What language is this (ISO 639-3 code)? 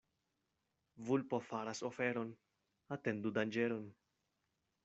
epo